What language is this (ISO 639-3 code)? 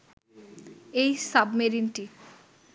ben